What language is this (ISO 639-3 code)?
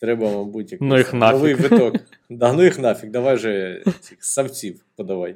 ukr